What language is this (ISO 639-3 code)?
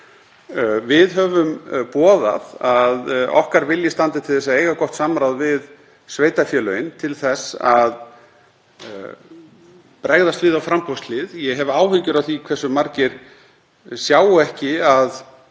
isl